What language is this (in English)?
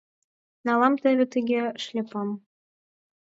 Mari